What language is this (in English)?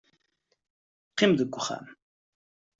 Kabyle